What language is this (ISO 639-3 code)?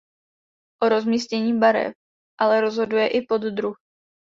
ces